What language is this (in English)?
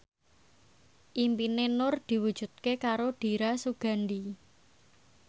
Javanese